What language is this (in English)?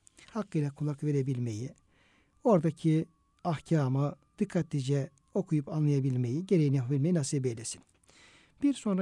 Turkish